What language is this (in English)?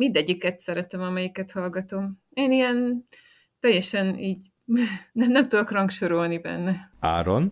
Hungarian